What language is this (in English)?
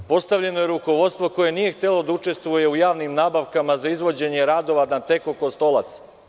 Serbian